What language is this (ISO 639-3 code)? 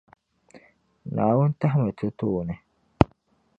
dag